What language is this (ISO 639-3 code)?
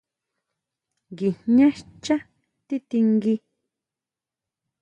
mau